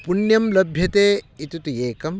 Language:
Sanskrit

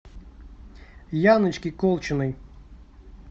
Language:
Russian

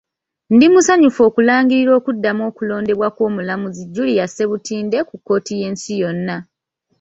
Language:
Ganda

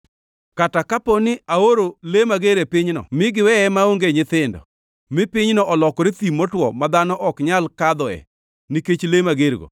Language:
Luo (Kenya and Tanzania)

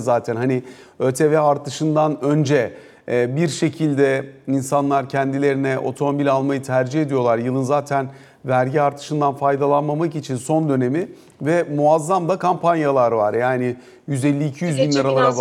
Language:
Turkish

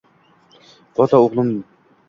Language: Uzbek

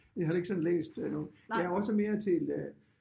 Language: Danish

